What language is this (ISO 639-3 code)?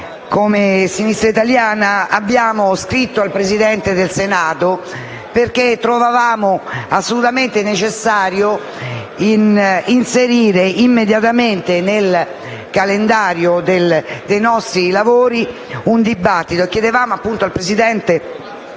ita